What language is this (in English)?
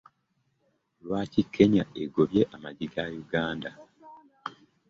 Ganda